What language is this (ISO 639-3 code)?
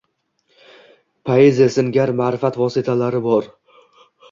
uzb